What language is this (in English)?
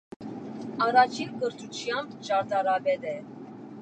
Armenian